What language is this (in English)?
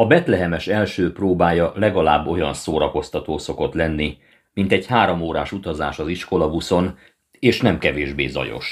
Hungarian